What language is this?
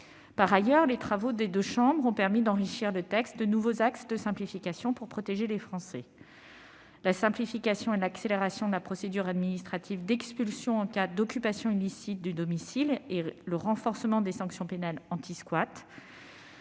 French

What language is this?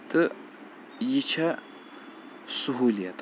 Kashmiri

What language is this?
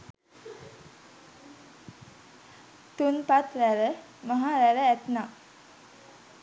Sinhala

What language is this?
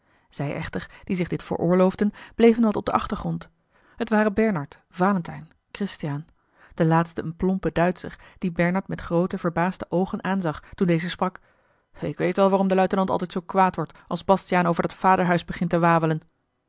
Dutch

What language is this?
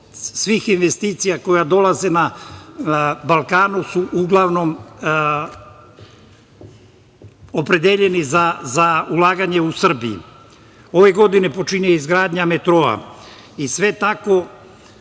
Serbian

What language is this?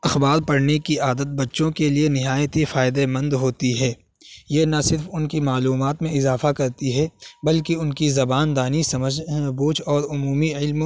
Urdu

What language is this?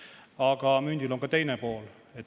Estonian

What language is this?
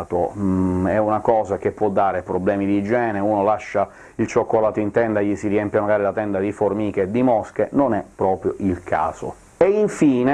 Italian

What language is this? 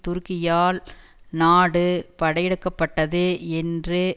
Tamil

